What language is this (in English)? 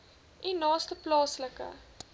Afrikaans